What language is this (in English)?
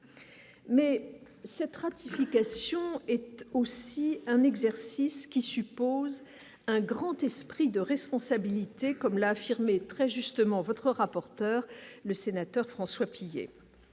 French